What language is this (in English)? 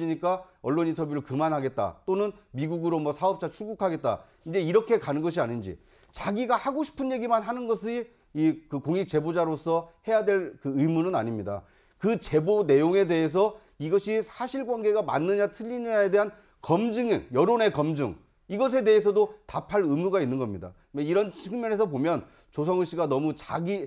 Korean